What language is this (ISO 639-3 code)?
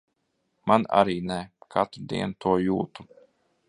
lav